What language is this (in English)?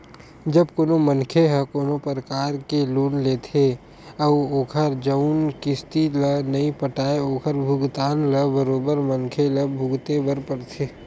Chhattisgarhi